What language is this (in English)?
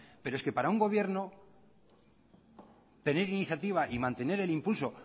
Spanish